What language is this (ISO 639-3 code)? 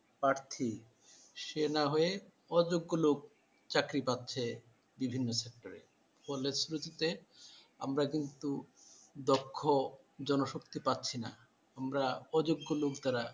ben